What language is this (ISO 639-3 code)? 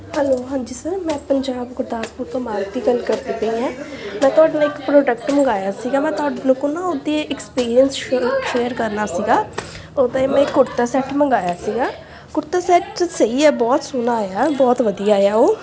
pan